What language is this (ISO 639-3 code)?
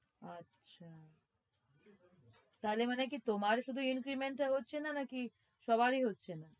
ben